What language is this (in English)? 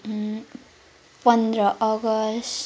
Nepali